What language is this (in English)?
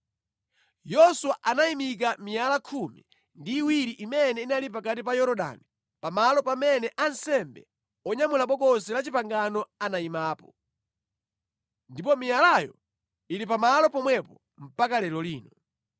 Nyanja